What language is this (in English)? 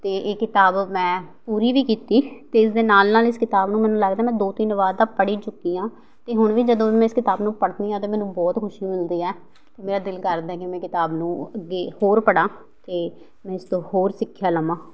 Punjabi